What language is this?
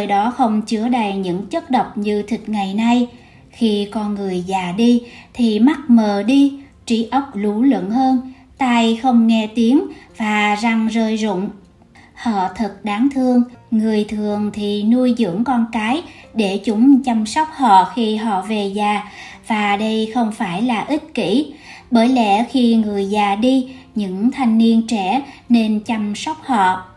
Vietnamese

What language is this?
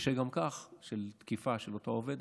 Hebrew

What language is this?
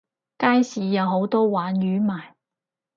Cantonese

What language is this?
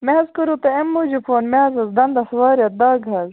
Kashmiri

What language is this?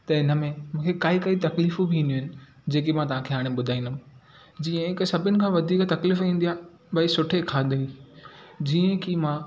Sindhi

